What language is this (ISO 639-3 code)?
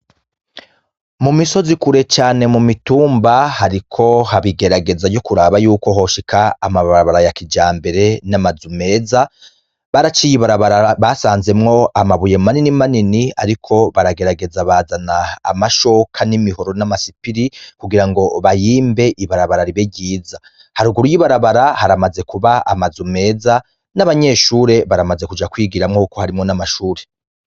run